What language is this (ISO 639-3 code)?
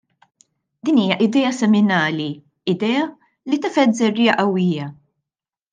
mlt